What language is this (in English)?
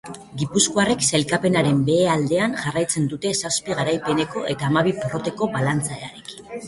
Basque